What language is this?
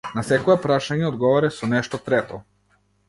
Macedonian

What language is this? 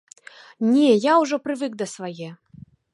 Belarusian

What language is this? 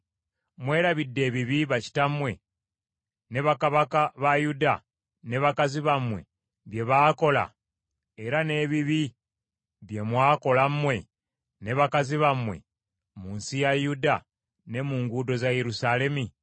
Ganda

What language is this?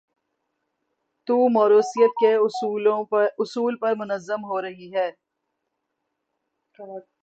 Urdu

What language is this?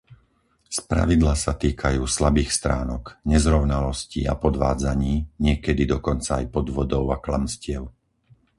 Slovak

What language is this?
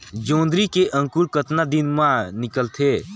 Chhattisgarhi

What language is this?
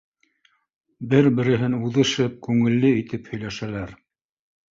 Bashkir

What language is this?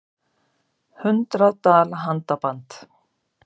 Icelandic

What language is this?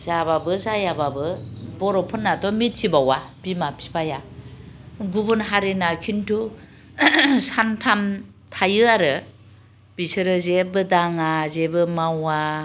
Bodo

